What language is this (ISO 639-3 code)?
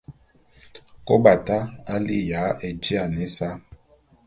bum